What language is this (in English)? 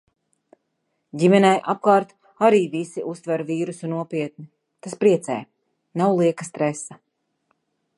Latvian